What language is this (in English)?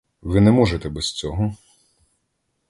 Ukrainian